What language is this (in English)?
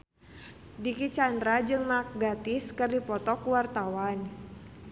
Sundanese